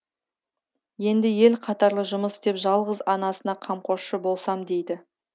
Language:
Kazakh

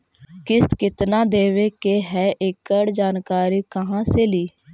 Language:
Magahi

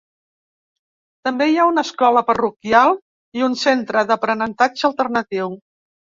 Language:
Catalan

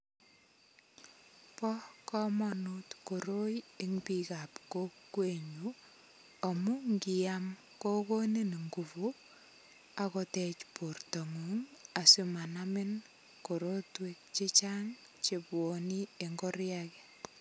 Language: Kalenjin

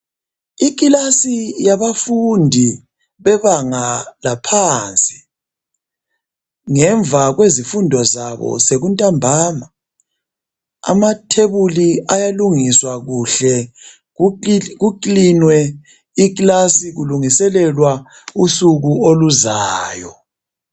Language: North Ndebele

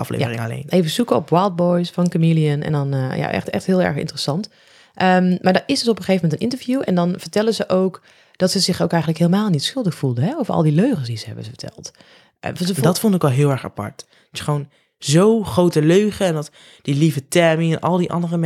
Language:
Dutch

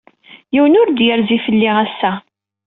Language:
Kabyle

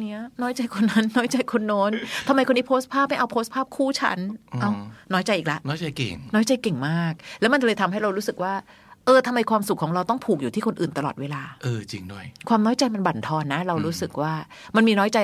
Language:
Thai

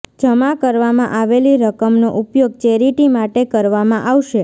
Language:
Gujarati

